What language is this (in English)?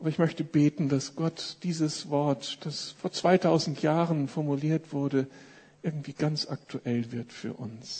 German